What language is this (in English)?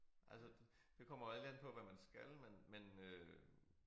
Danish